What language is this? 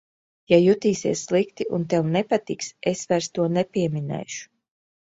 Latvian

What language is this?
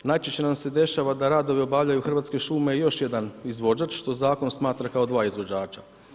Croatian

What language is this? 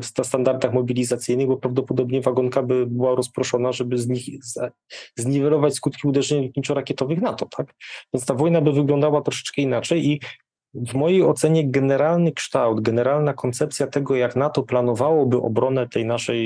Polish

